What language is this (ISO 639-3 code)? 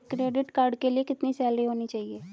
hin